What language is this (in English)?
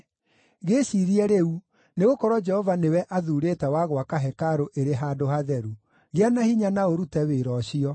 Kikuyu